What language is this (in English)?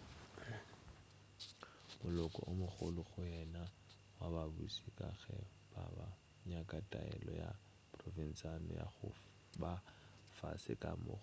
Northern Sotho